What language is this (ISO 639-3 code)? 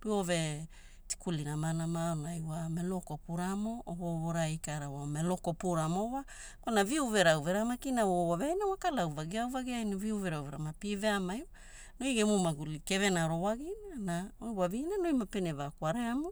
hul